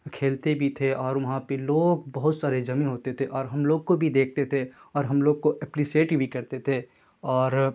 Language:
Urdu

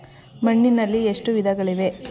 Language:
Kannada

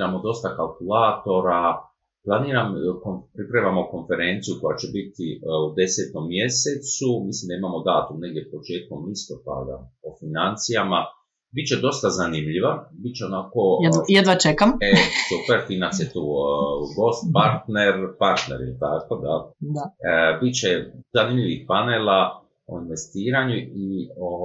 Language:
Croatian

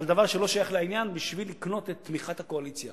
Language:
Hebrew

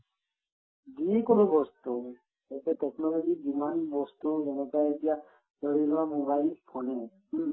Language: Assamese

